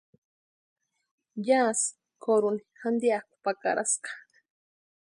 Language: Western Highland Purepecha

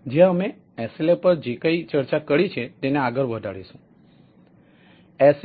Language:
Gujarati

